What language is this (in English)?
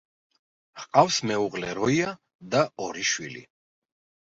Georgian